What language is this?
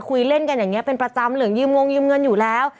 Thai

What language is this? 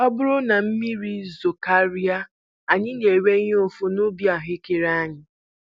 Igbo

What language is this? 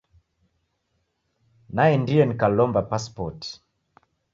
Taita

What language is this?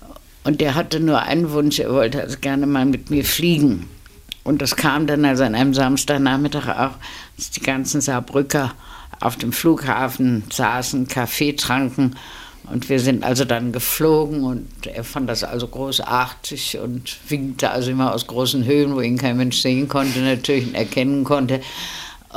German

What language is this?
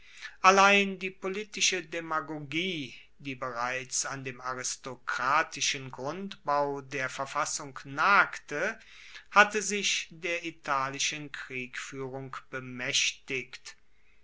German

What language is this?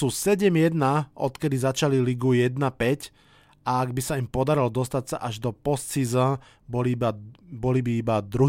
Slovak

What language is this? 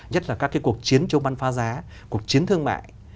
Vietnamese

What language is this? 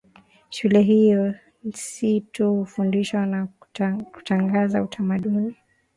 Swahili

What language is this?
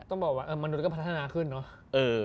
Thai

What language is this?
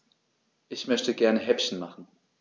German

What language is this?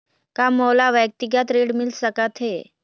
Chhattisgarhi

